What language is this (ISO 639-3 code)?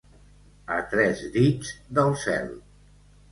cat